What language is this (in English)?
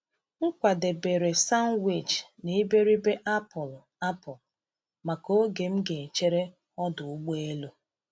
Igbo